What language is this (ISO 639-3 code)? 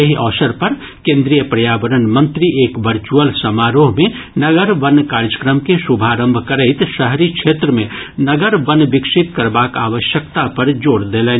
mai